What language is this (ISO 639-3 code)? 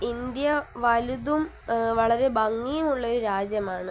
mal